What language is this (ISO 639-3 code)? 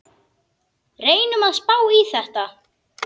isl